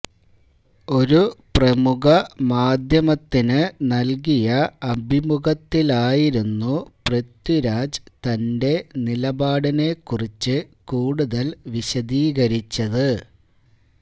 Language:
Malayalam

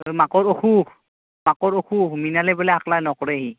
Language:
Assamese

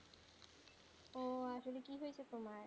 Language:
Bangla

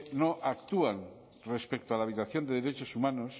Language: Spanish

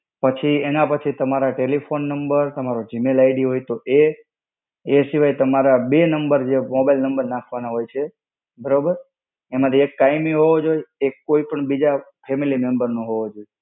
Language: Gujarati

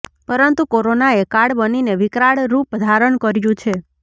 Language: Gujarati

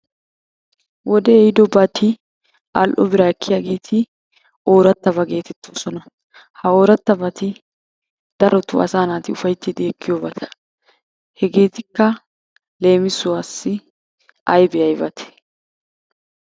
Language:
Wolaytta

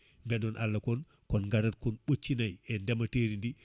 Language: Fula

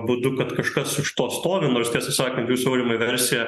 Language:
Lithuanian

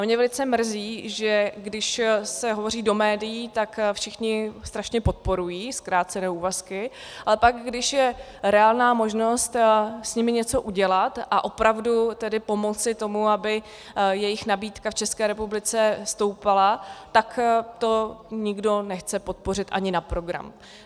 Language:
Czech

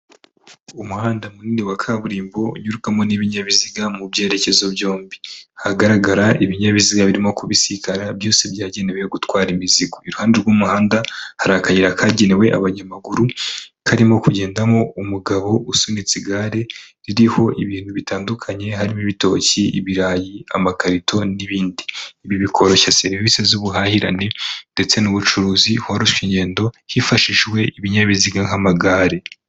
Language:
Kinyarwanda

